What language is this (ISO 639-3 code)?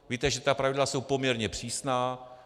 ces